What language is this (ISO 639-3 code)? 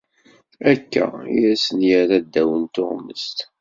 kab